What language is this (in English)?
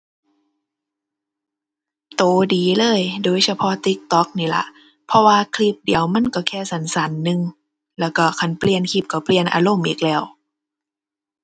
Thai